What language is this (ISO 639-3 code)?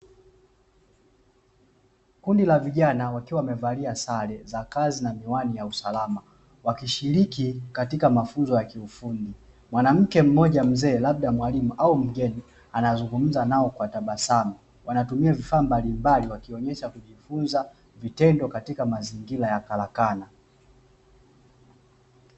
swa